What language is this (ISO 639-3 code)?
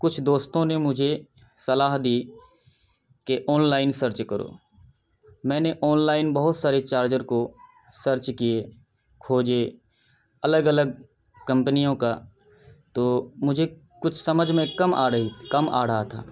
urd